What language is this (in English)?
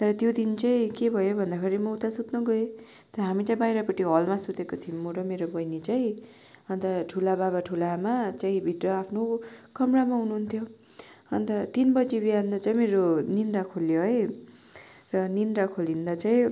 Nepali